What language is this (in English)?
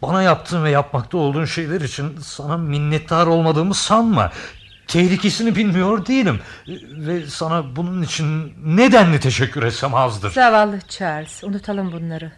Turkish